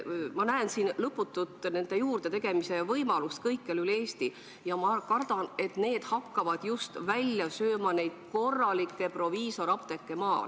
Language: Estonian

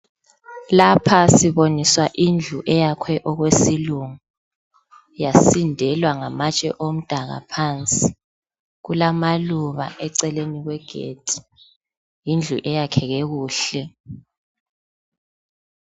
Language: North Ndebele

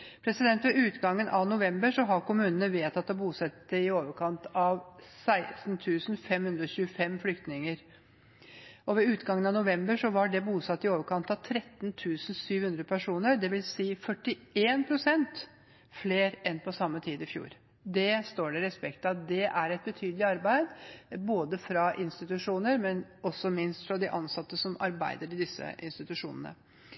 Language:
Norwegian Bokmål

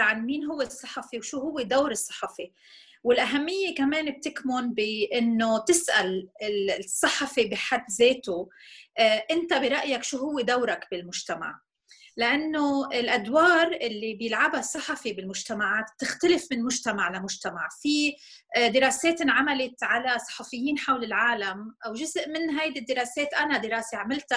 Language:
Arabic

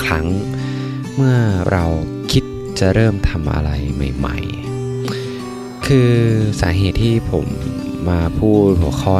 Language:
Thai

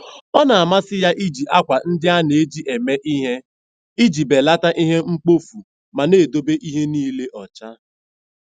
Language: Igbo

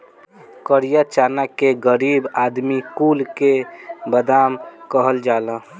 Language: Bhojpuri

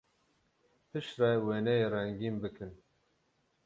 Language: Kurdish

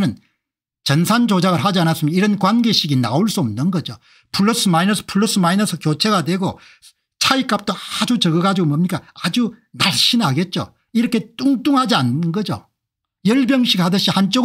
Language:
Korean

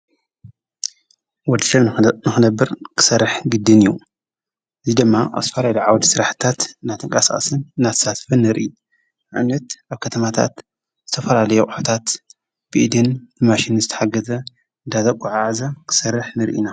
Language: Tigrinya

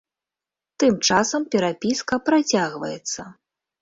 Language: Belarusian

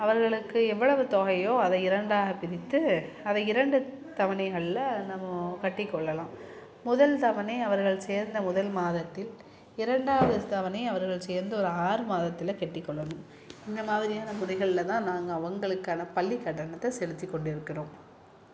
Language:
Tamil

